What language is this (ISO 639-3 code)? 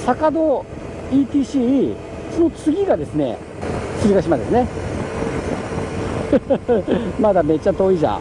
jpn